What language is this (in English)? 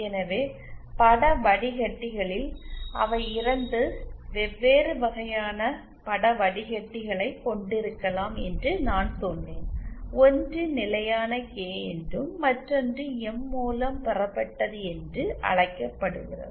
Tamil